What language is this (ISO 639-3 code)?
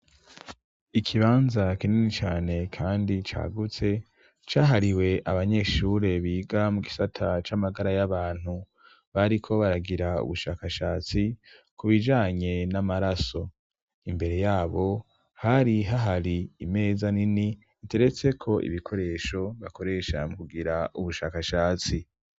run